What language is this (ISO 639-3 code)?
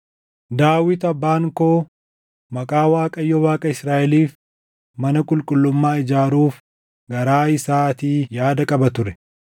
orm